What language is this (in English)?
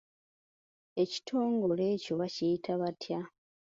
Ganda